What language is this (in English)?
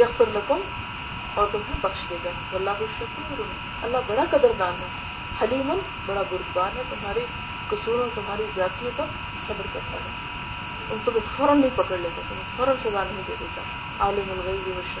Urdu